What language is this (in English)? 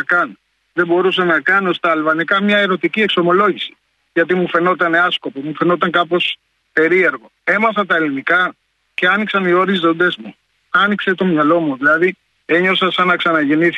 Greek